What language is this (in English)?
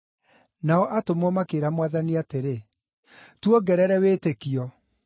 Kikuyu